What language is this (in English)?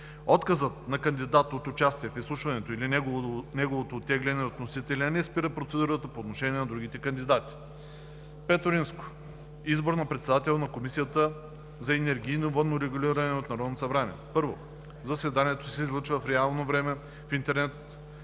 Bulgarian